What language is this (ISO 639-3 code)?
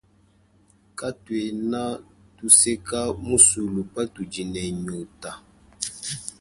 lua